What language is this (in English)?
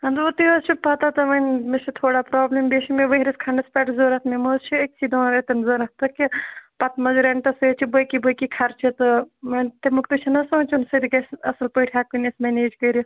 Kashmiri